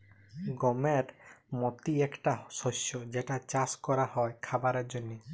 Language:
Bangla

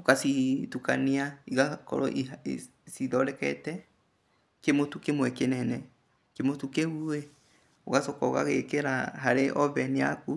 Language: Kikuyu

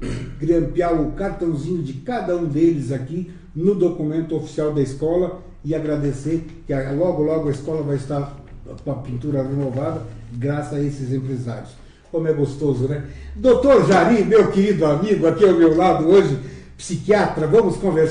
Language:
Portuguese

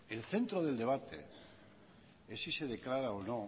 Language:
Spanish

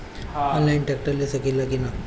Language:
Bhojpuri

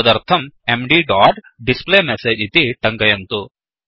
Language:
Sanskrit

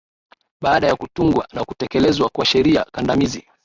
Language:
Swahili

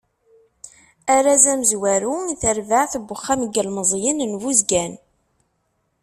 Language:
Kabyle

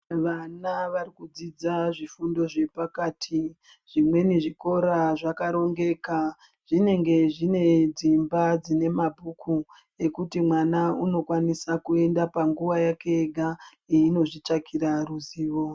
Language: Ndau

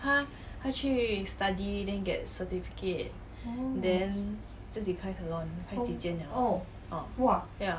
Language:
English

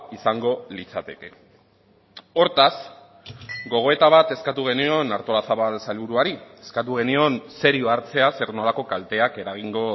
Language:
Basque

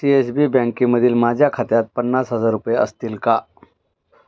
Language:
Marathi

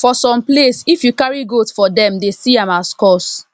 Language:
Nigerian Pidgin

